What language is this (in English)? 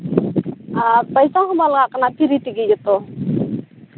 Santali